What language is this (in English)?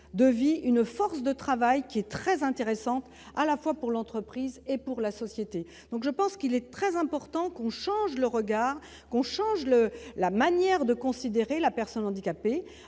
French